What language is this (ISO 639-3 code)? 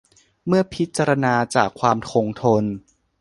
tha